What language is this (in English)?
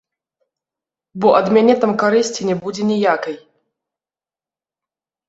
Belarusian